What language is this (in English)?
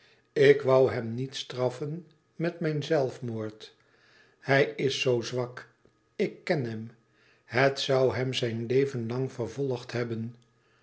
Dutch